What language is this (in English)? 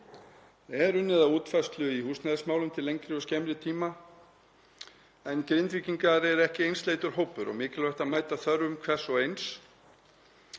Icelandic